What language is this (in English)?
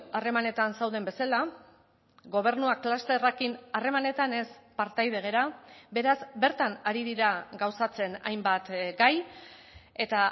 Basque